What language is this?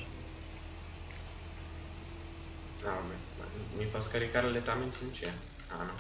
Italian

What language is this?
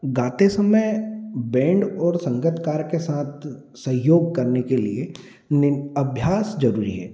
Hindi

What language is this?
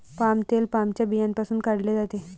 Marathi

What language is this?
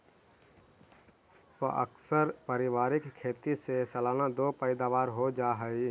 Magahi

